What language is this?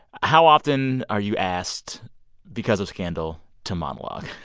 English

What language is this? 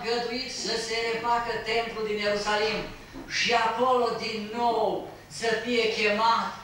Romanian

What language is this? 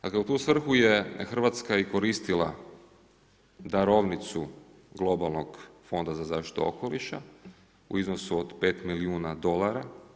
Croatian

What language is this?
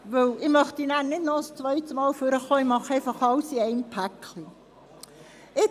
Swiss German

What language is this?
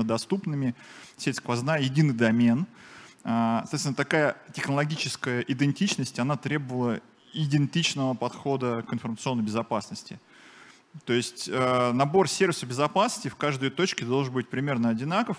Russian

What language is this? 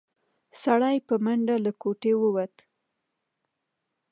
Pashto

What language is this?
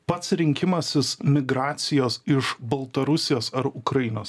Lithuanian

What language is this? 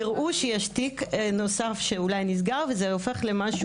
Hebrew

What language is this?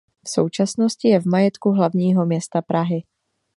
Czech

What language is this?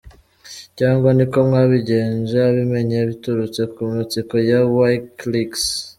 Kinyarwanda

